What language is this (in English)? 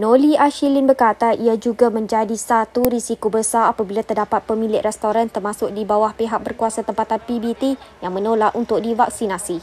Malay